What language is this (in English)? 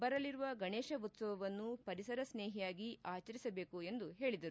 Kannada